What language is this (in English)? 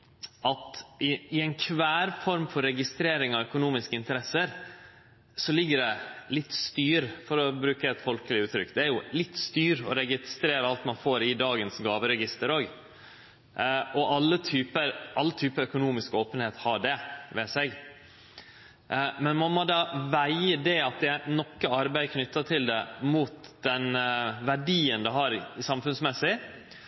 Norwegian Nynorsk